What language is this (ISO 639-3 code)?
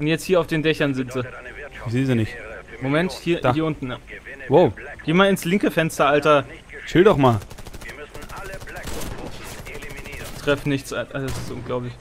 deu